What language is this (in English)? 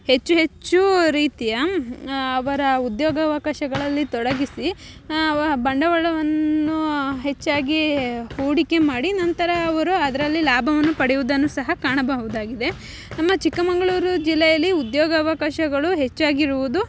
Kannada